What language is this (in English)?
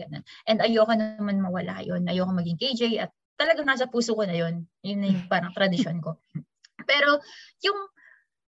Filipino